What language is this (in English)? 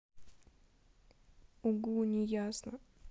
Russian